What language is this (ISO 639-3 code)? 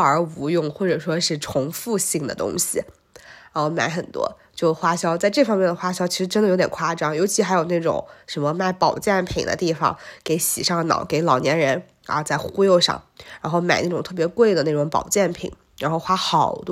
zho